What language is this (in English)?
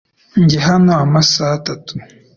Kinyarwanda